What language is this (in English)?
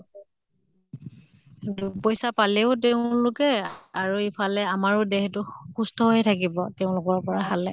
Assamese